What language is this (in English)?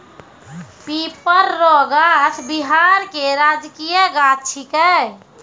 Maithili